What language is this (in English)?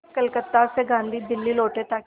Hindi